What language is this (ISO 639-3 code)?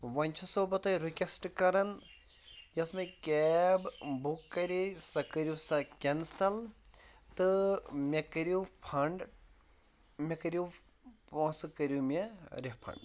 kas